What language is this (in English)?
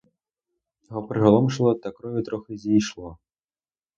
Ukrainian